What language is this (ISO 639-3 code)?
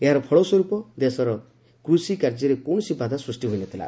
ori